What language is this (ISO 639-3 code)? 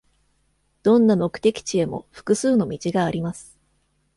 jpn